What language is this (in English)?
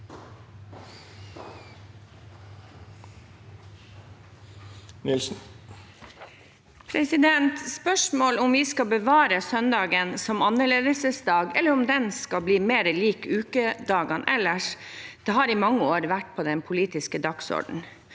Norwegian